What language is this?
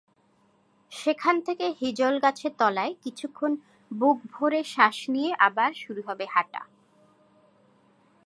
Bangla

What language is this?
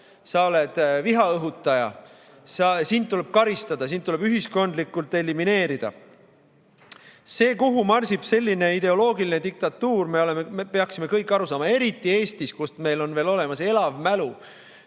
Estonian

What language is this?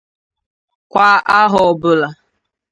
Igbo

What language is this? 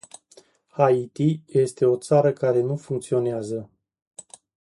Romanian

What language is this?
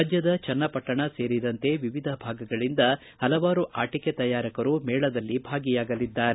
Kannada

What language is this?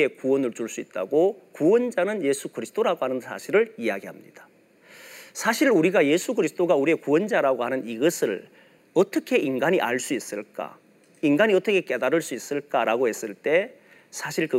Korean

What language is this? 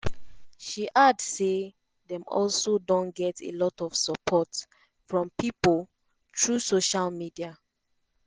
Nigerian Pidgin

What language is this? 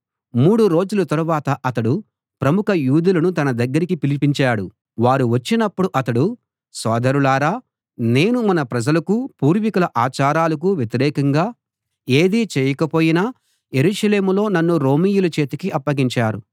Telugu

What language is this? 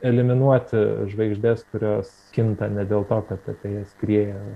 Lithuanian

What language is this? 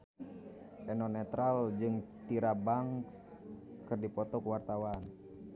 Sundanese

